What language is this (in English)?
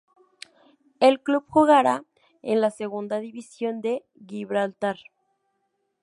Spanish